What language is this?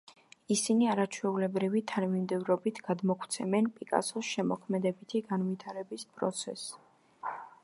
Georgian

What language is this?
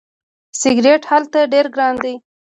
Pashto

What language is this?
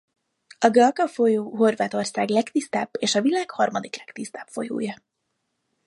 Hungarian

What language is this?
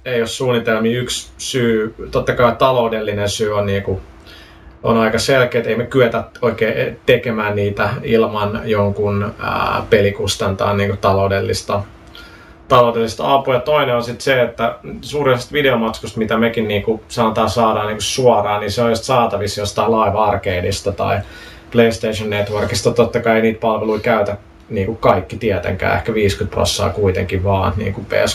Finnish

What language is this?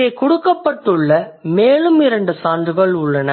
Tamil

